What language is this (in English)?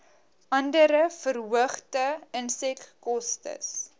Afrikaans